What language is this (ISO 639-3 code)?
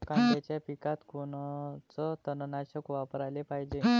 mar